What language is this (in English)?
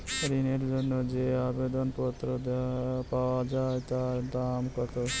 Bangla